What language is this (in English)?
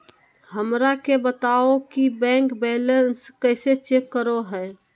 Magahi